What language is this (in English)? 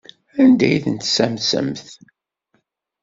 Kabyle